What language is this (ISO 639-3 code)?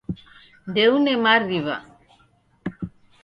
dav